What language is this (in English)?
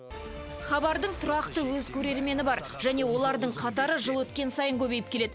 Kazakh